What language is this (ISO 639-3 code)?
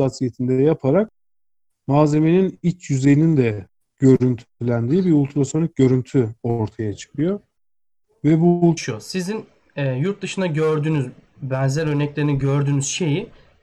tur